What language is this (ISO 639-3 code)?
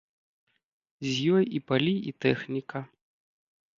bel